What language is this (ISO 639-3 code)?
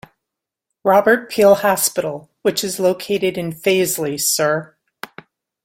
eng